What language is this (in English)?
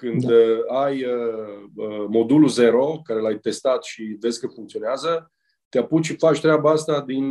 Romanian